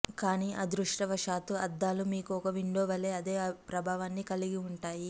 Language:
Telugu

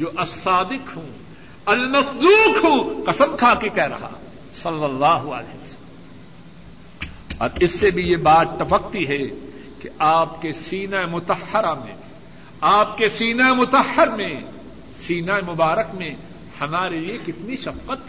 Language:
Urdu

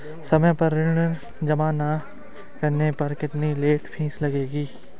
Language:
Hindi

